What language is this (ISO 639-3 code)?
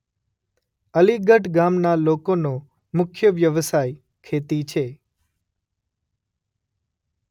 guj